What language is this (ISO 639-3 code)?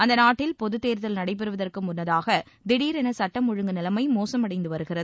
tam